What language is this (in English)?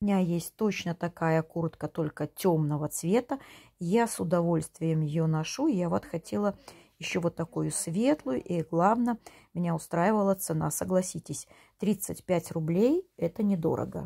Russian